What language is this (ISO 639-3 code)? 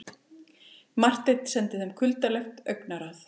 isl